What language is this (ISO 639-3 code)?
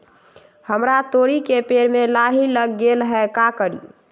mag